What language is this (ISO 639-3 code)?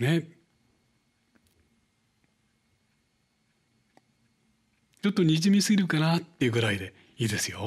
jpn